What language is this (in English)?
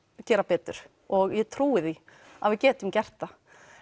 Icelandic